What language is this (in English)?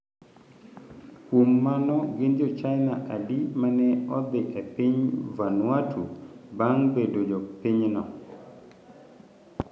Luo (Kenya and Tanzania)